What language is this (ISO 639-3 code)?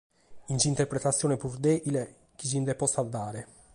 srd